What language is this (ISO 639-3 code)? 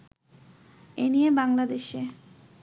ben